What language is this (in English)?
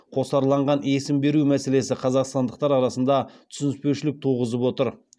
Kazakh